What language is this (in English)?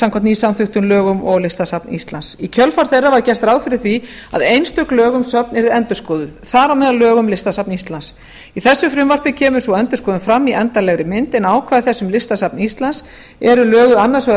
Icelandic